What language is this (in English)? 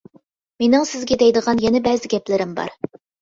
Uyghur